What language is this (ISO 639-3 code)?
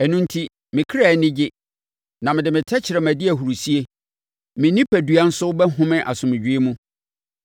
aka